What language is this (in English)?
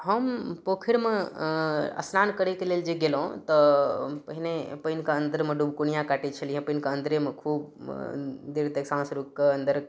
Maithili